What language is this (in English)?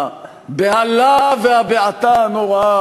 Hebrew